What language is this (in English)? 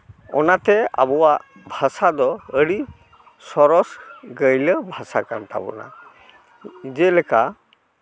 Santali